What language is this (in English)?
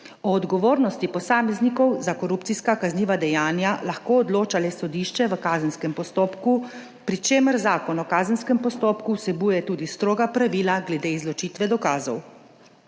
Slovenian